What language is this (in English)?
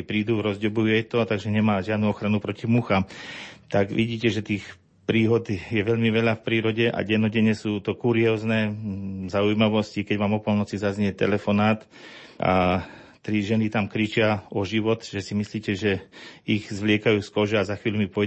Slovak